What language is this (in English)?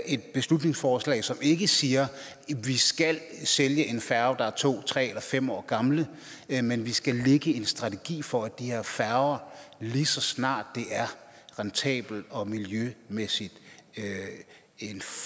Danish